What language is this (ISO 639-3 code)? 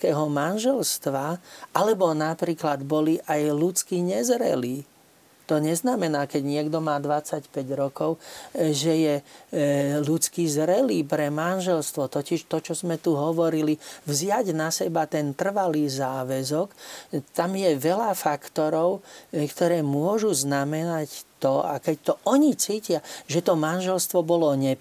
slk